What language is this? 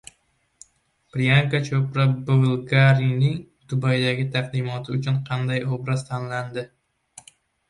Uzbek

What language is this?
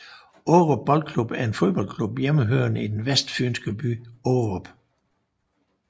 Danish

